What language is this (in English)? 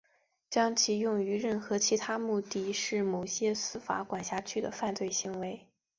Chinese